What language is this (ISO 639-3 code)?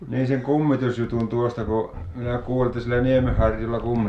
fin